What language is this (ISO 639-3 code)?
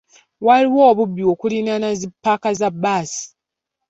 lug